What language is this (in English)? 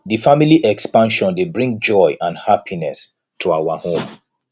Nigerian Pidgin